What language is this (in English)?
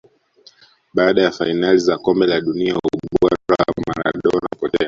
Swahili